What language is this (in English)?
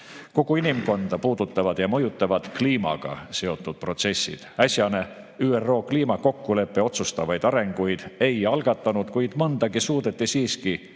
Estonian